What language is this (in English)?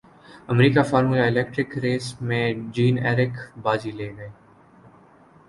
Urdu